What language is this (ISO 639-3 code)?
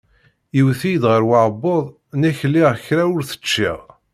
kab